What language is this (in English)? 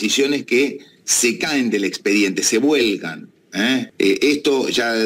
Spanish